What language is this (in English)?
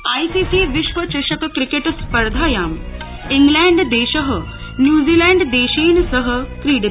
Sanskrit